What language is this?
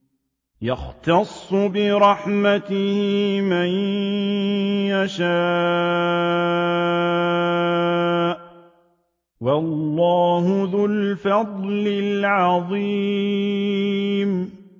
Arabic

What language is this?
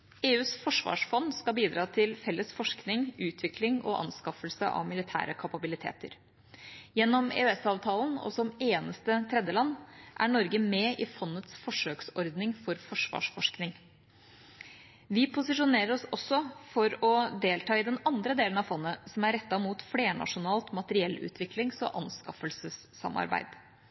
Norwegian Bokmål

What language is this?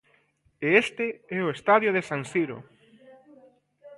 Galician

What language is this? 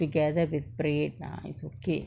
English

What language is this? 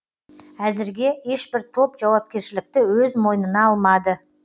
Kazakh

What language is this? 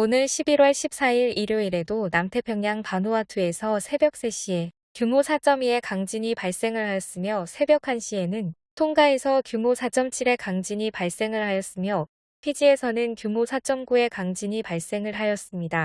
Korean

